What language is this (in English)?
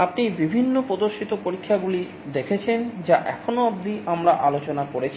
Bangla